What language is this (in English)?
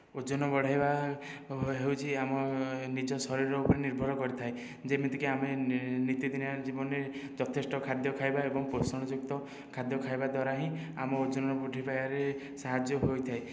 Odia